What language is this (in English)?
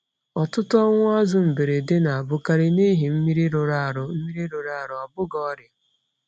Igbo